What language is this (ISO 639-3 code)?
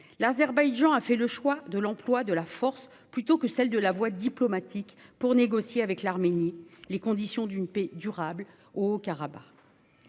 fra